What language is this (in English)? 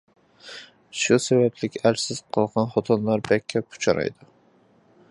Uyghur